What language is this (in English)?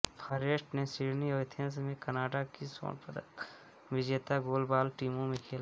Hindi